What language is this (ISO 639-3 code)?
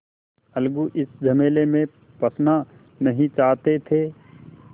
hin